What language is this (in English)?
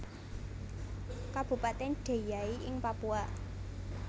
Javanese